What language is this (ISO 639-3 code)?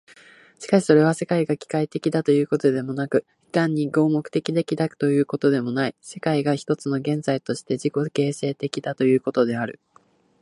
jpn